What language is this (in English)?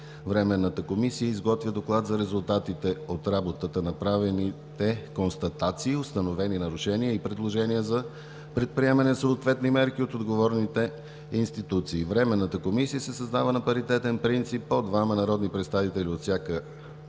Bulgarian